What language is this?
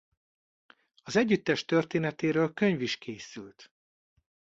Hungarian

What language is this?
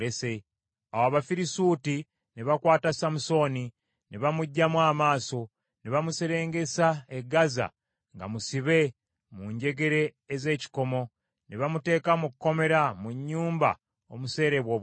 Ganda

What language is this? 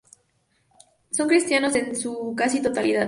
Spanish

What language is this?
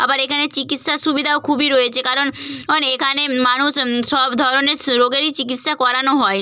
Bangla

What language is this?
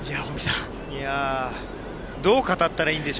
Japanese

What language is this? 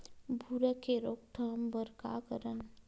Chhattisgarhi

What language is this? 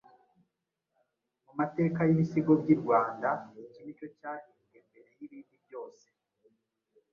Kinyarwanda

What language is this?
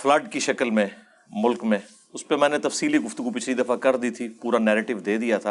Urdu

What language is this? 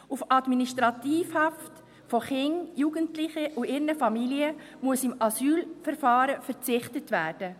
Swiss German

